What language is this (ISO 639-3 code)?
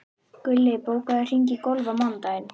isl